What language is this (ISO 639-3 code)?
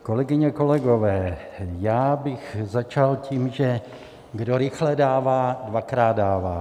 ces